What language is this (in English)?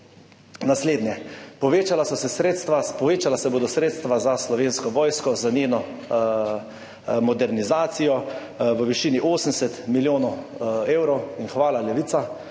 Slovenian